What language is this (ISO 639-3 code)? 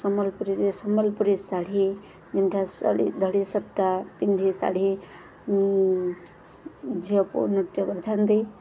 ori